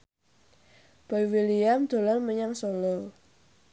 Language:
Javanese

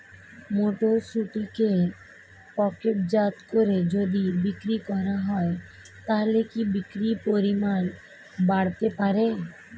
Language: Bangla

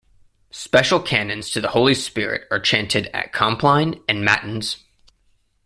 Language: English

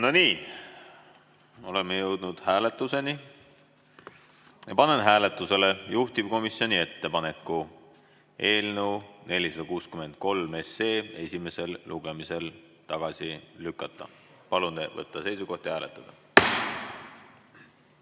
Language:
Estonian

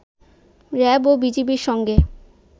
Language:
Bangla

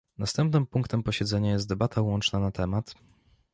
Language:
Polish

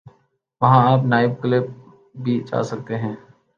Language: Urdu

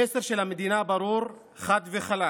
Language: Hebrew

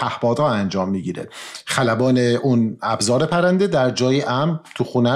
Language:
Persian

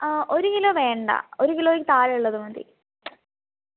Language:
Malayalam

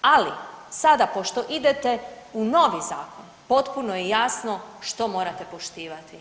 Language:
Croatian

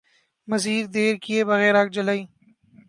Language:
Urdu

